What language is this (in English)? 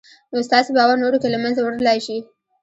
Pashto